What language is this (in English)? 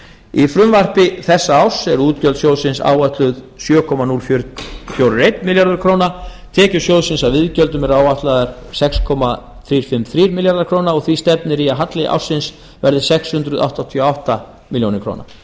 Icelandic